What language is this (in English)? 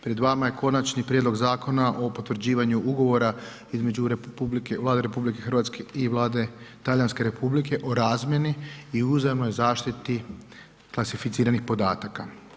Croatian